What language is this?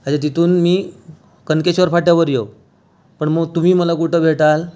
Marathi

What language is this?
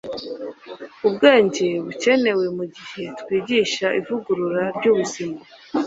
Kinyarwanda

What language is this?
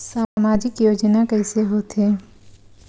Chhattisgarhi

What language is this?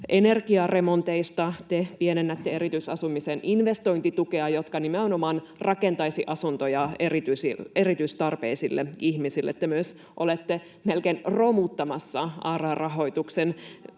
Finnish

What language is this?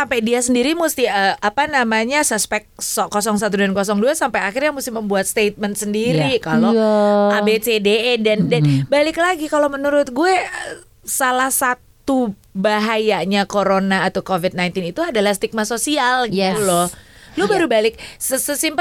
Indonesian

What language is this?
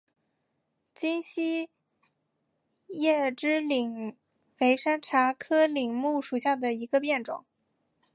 Chinese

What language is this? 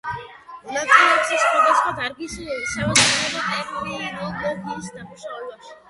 Georgian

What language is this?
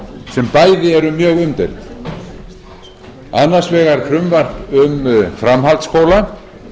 Icelandic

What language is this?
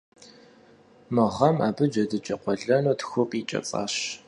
Kabardian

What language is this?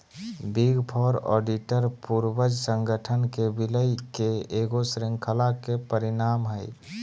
Magahi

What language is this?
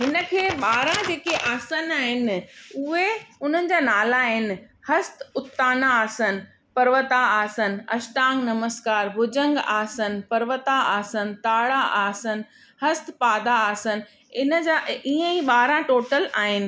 Sindhi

